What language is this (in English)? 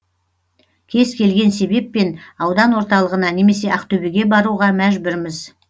Kazakh